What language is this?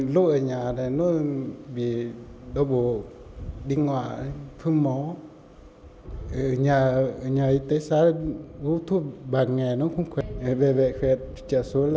Vietnamese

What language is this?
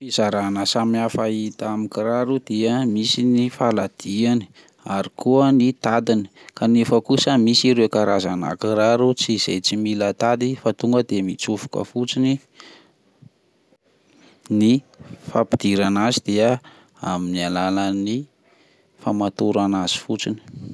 Malagasy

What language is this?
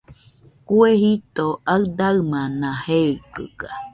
Nüpode Huitoto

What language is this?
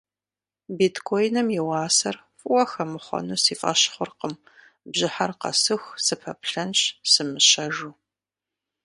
Kabardian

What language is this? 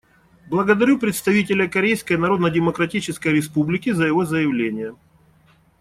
Russian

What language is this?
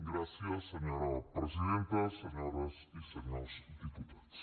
Catalan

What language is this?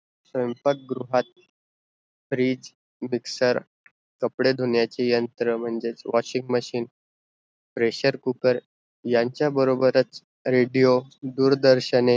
Marathi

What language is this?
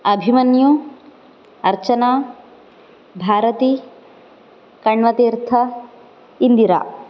Sanskrit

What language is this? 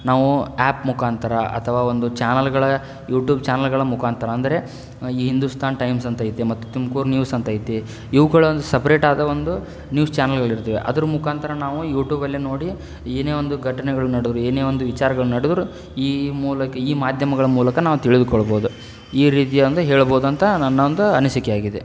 Kannada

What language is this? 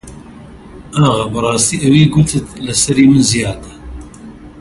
Central Kurdish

